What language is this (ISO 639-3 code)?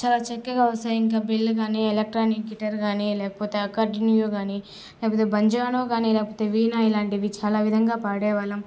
tel